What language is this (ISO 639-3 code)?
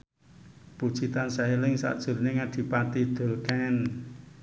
jav